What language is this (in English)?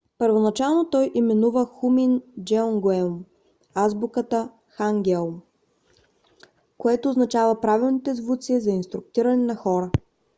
Bulgarian